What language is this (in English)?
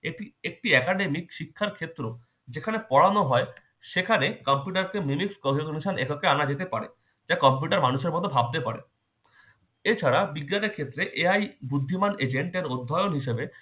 Bangla